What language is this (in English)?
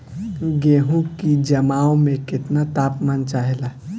Bhojpuri